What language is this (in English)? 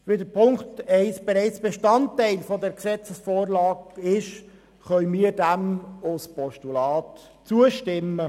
Swiss German